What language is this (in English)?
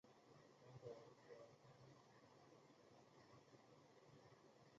Chinese